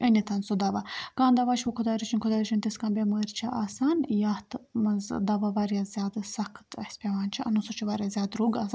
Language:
Kashmiri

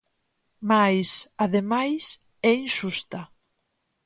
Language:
Galician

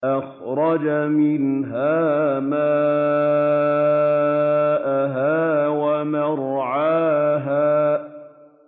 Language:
Arabic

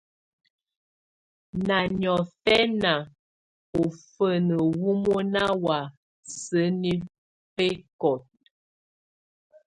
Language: Tunen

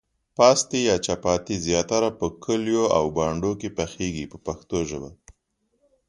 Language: Pashto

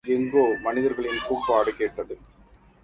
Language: Tamil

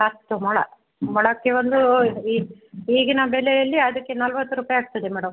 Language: Kannada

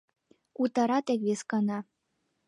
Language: Mari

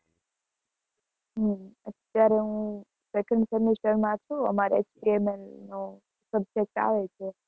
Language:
Gujarati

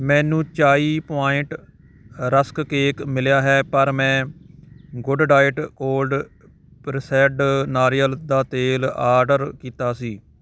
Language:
Punjabi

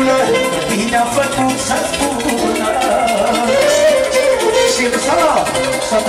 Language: Romanian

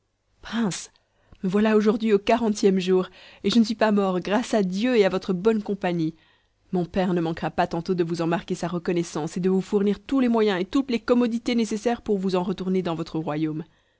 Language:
French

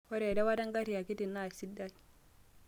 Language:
Masai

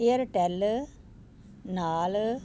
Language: Punjabi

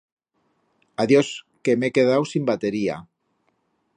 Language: Aragonese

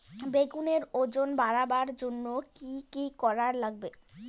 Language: Bangla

